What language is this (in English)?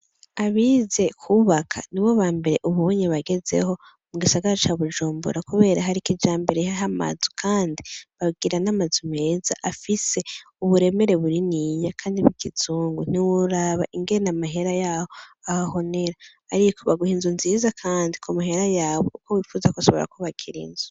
Rundi